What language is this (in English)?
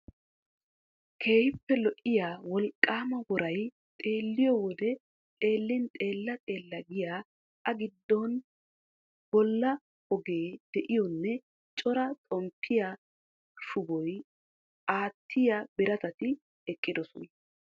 Wolaytta